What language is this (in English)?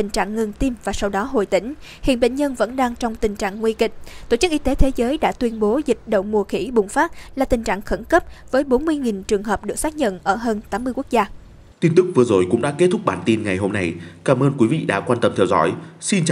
Vietnamese